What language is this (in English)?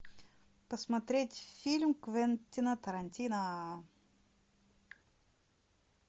Russian